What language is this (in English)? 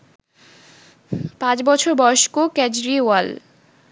Bangla